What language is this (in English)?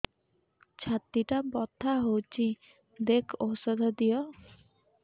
Odia